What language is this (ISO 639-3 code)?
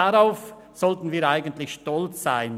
gsw